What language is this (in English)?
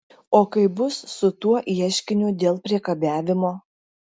Lithuanian